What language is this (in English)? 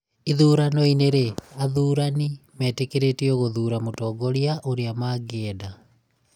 Kikuyu